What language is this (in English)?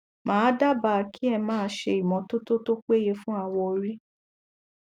Yoruba